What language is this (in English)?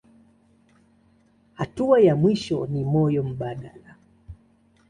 Swahili